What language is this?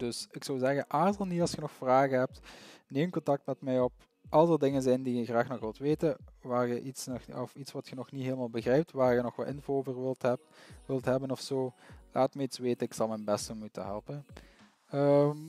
Dutch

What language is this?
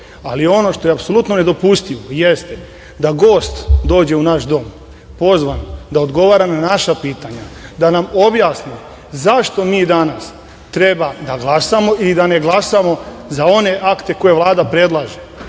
Serbian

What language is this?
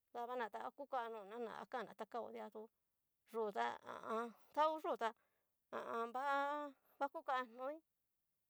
Cacaloxtepec Mixtec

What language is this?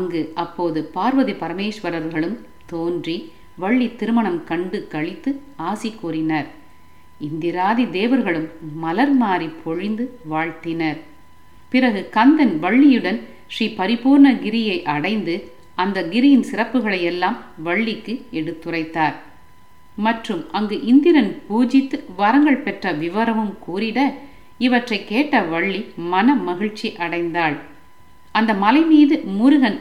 Tamil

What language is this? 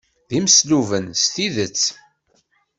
Kabyle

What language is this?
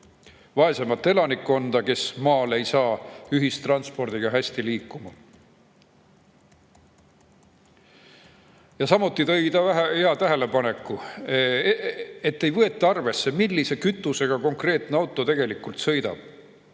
Estonian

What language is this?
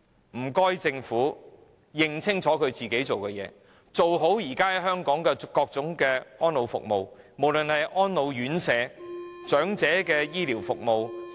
Cantonese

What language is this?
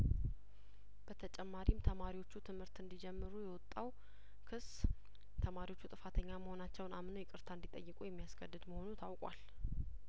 Amharic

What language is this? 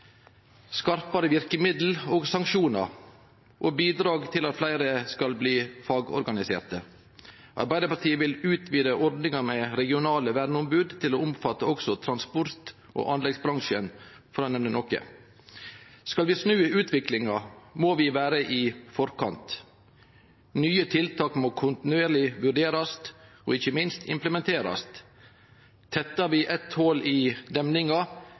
Norwegian Nynorsk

